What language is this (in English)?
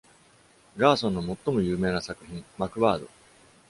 Japanese